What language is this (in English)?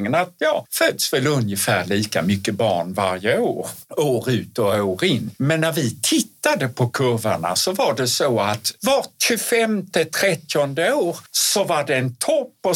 Swedish